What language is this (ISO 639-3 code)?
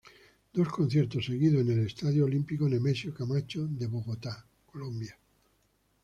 spa